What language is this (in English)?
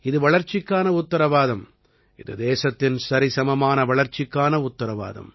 Tamil